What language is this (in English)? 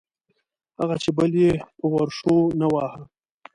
Pashto